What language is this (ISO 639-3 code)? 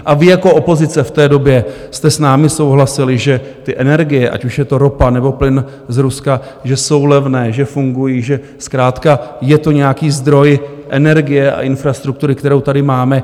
ces